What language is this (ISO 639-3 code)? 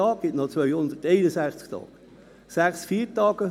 gsw